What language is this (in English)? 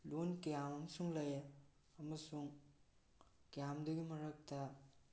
Manipuri